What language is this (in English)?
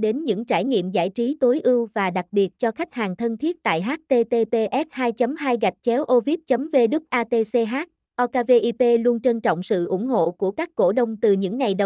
Vietnamese